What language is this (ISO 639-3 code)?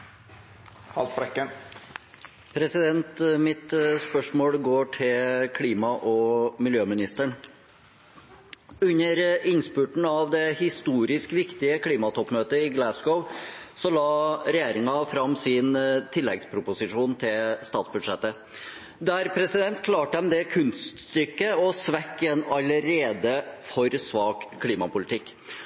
nob